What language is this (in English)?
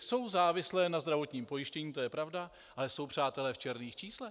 Czech